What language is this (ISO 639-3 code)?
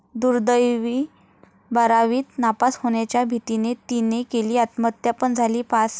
mar